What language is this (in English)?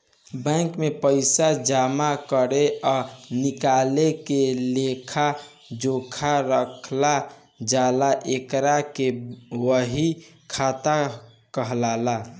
Bhojpuri